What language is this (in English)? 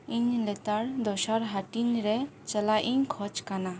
Santali